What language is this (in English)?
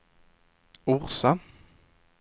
Swedish